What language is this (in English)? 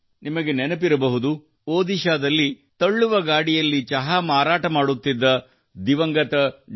Kannada